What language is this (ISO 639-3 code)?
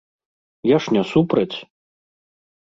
bel